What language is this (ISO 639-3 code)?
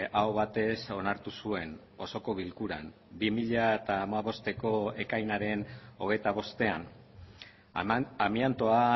eus